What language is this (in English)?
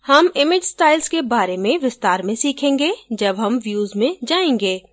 Hindi